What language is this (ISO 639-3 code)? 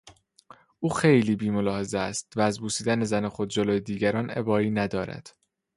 fas